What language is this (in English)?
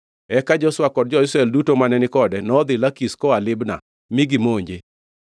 Luo (Kenya and Tanzania)